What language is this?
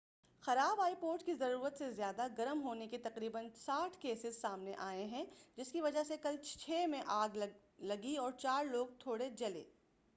Urdu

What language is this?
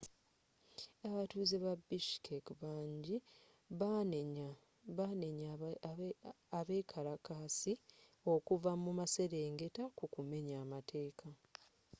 Ganda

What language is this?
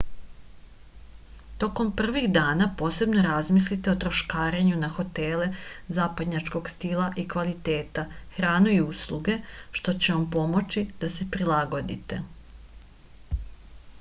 Serbian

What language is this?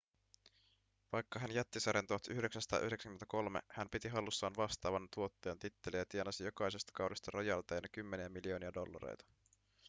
Finnish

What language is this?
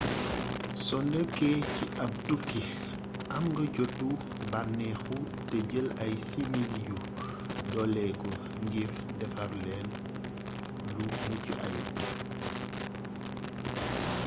Wolof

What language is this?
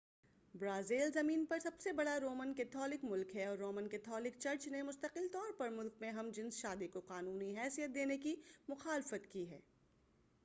Urdu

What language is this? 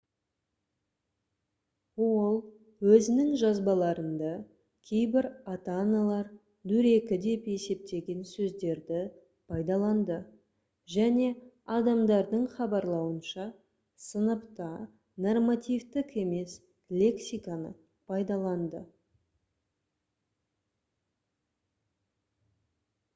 Kazakh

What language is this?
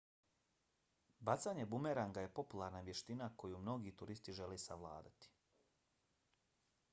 Bosnian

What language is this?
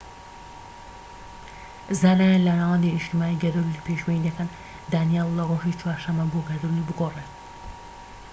Central Kurdish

